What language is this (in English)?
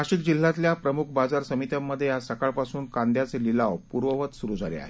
Marathi